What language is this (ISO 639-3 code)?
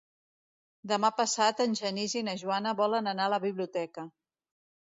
cat